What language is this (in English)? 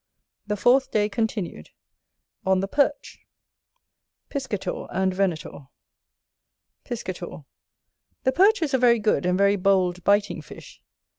English